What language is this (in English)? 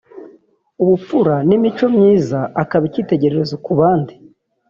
Kinyarwanda